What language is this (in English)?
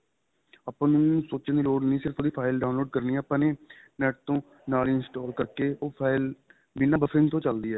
Punjabi